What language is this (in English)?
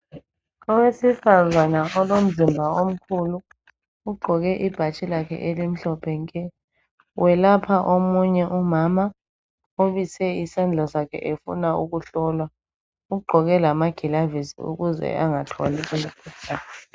North Ndebele